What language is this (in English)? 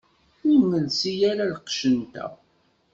Kabyle